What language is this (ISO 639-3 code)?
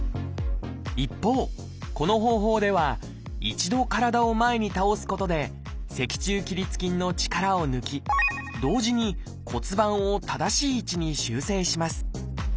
jpn